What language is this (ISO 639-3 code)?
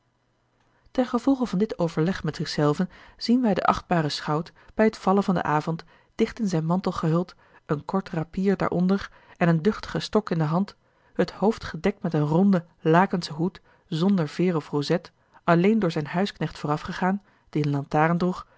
nld